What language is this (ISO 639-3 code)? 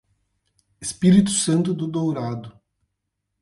por